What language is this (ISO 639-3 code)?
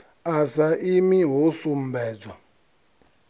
ven